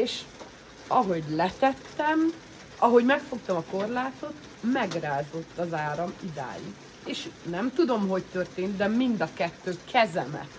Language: Hungarian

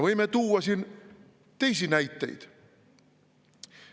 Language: Estonian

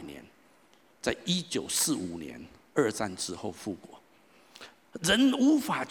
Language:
Chinese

